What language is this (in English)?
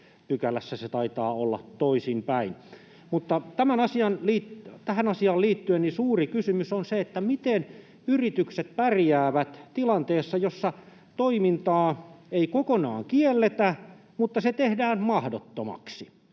Finnish